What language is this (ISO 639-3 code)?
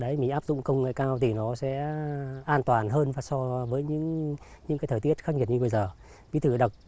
vie